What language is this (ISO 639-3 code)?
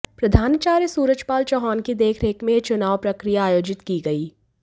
hin